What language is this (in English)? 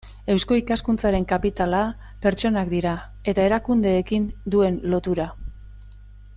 Basque